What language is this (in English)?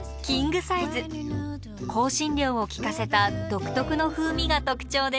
Japanese